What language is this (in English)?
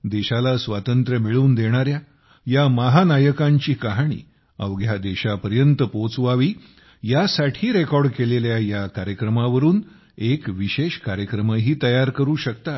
Marathi